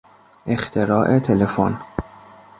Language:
Persian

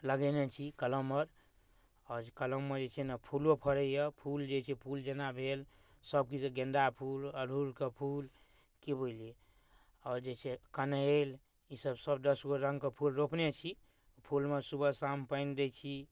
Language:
Maithili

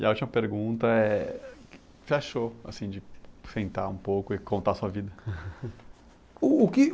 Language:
Portuguese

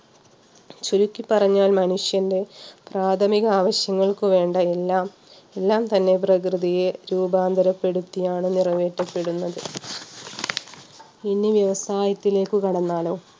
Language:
Malayalam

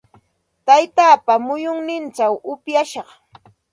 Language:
Santa Ana de Tusi Pasco Quechua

